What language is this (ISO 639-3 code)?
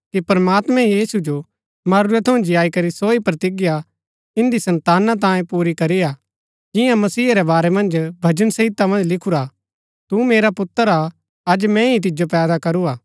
gbk